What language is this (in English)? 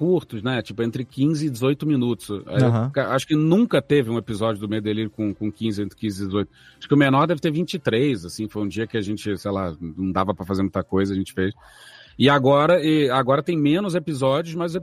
Portuguese